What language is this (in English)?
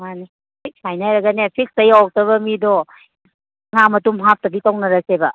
Manipuri